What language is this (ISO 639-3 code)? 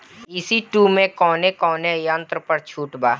bho